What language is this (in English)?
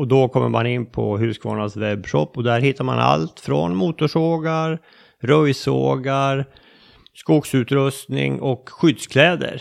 Swedish